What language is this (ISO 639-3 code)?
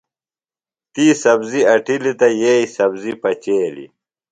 phl